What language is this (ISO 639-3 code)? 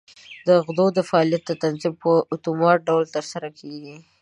pus